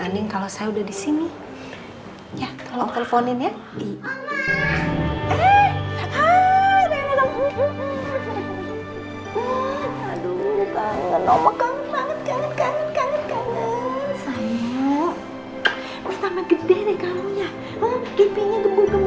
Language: Indonesian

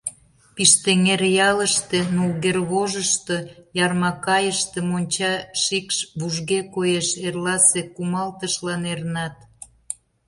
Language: Mari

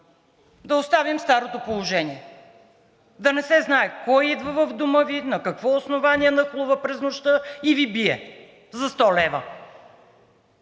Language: Bulgarian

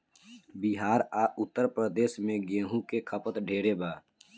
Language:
Bhojpuri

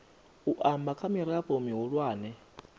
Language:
Venda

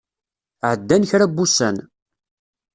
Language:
Kabyle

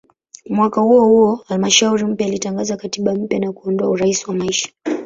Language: Swahili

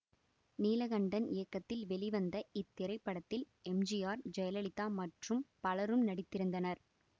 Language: Tamil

